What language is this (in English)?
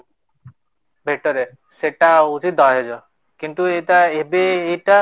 Odia